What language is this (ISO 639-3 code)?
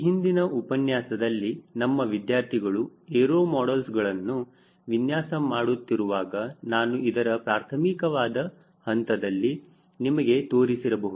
kan